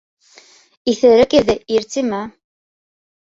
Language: Bashkir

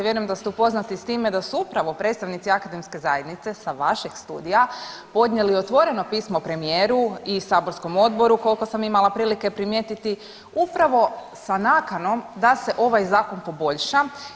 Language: Croatian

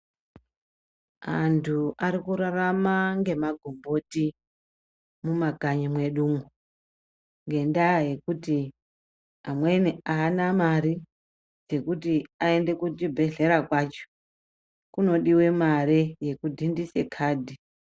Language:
Ndau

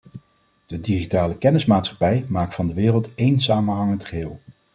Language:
Dutch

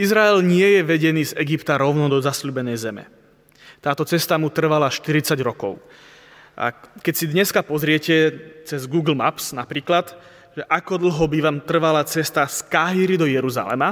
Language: Slovak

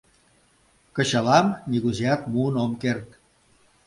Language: Mari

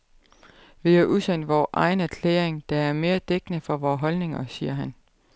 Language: Danish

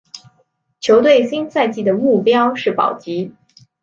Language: Chinese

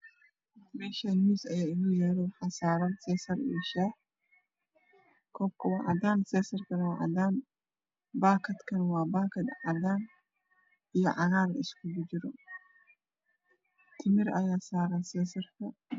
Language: Somali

